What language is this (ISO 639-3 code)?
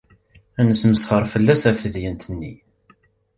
kab